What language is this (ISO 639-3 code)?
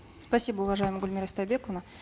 kaz